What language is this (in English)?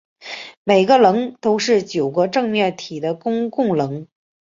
Chinese